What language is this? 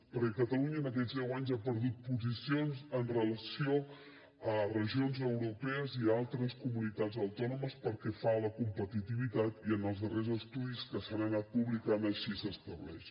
Catalan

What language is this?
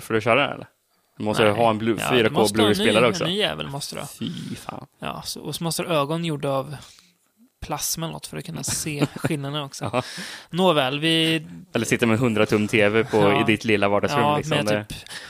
Swedish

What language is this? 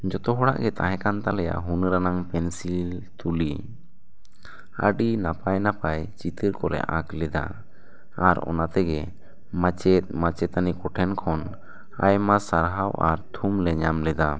Santali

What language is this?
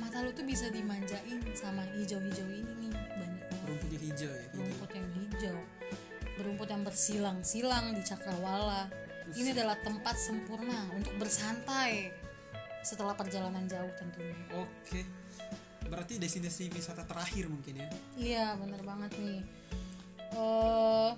Indonesian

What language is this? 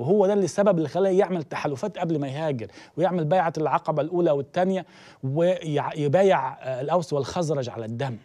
Arabic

